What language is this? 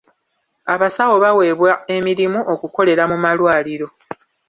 Ganda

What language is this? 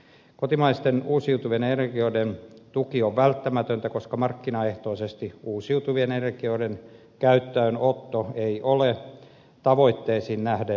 Finnish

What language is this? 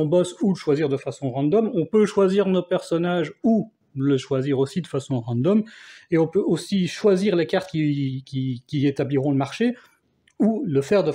French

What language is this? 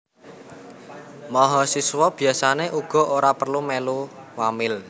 Javanese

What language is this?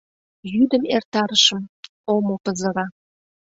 Mari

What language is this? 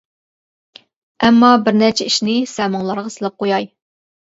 Uyghur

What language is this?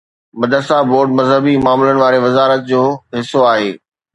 Sindhi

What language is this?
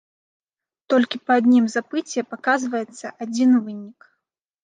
Belarusian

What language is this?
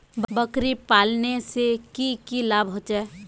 Magahi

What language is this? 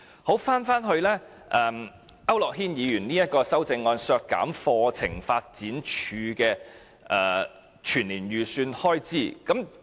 Cantonese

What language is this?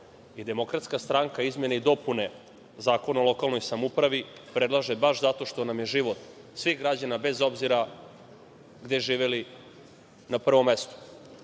Serbian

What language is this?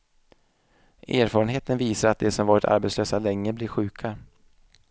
Swedish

